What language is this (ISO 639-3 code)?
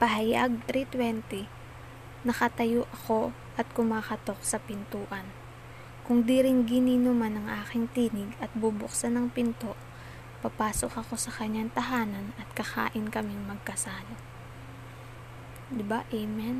fil